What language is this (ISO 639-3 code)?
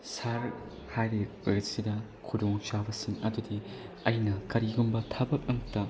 mni